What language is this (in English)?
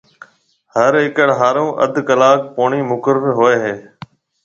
Marwari (Pakistan)